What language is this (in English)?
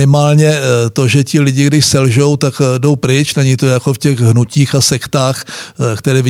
Czech